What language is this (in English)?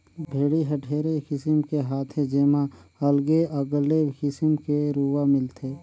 Chhattisgarhi